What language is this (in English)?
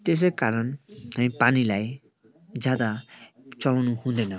Nepali